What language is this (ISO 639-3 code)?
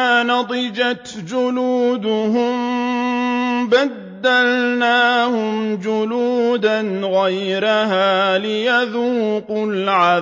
ara